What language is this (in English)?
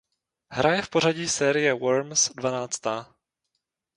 Czech